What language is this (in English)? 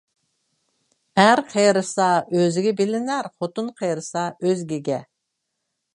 Uyghur